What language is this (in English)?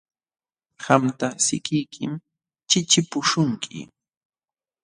Jauja Wanca Quechua